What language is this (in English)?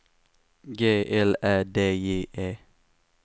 Swedish